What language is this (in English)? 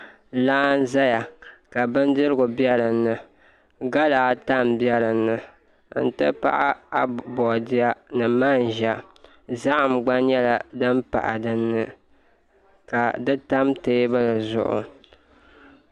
Dagbani